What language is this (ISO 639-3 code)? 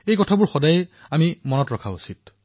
asm